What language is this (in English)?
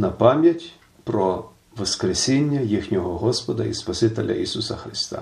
Ukrainian